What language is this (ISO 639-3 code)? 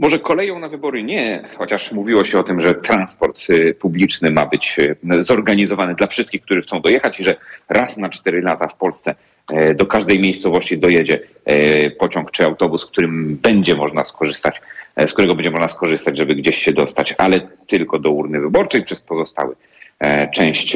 pol